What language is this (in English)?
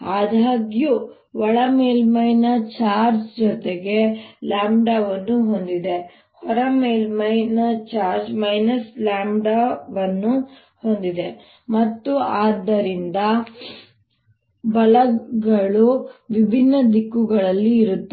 Kannada